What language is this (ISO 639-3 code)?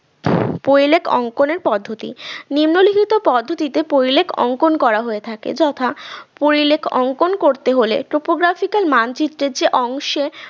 ben